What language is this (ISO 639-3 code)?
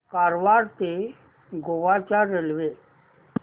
mar